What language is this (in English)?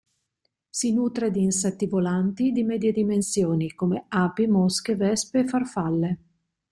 Italian